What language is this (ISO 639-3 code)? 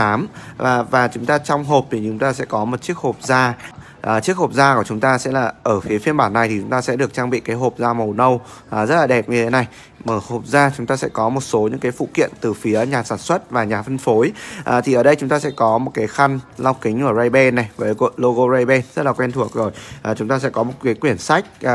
vie